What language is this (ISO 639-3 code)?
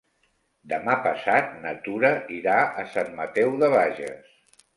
cat